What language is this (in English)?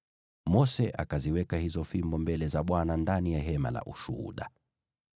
Swahili